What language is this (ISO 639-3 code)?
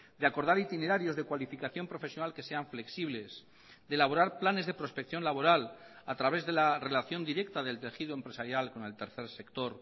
spa